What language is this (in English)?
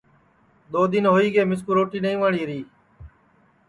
Sansi